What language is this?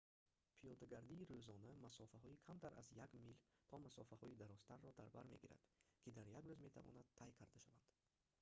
Tajik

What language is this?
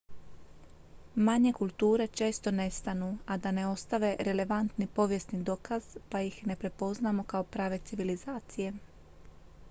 Croatian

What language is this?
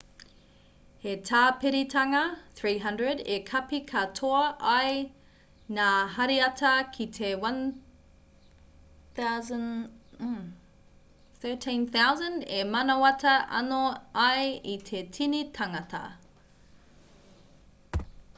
Māori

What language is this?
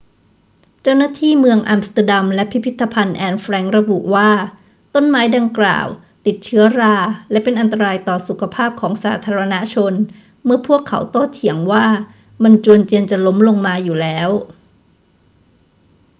Thai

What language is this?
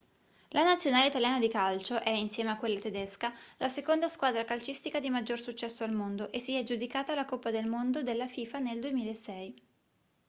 Italian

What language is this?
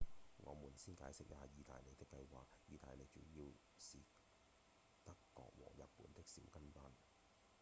Cantonese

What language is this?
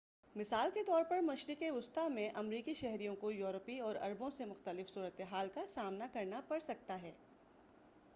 Urdu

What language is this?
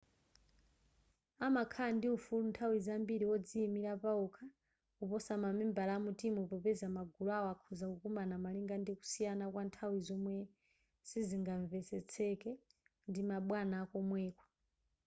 Nyanja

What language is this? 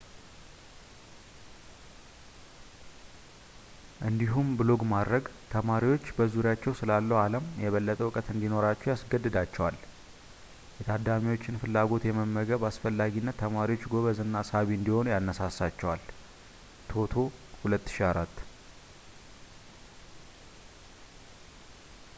Amharic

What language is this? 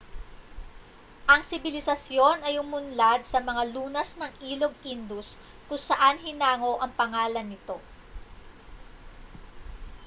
Filipino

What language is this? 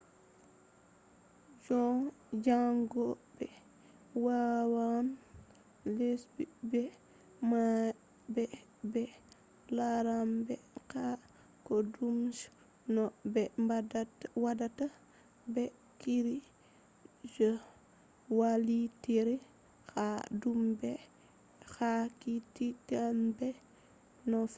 Fula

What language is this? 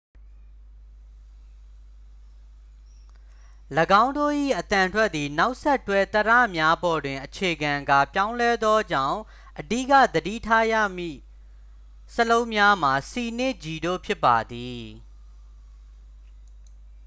Burmese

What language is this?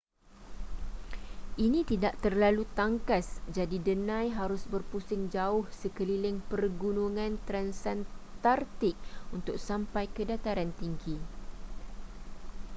Malay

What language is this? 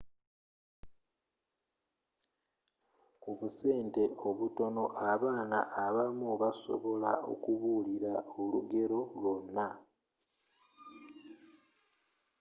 Ganda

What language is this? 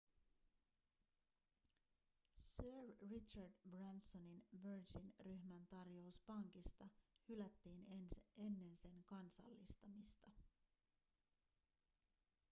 Finnish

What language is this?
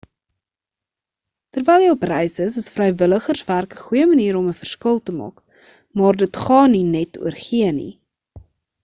Afrikaans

